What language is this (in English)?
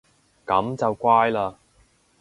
Cantonese